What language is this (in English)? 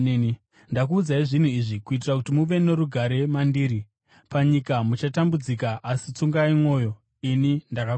Shona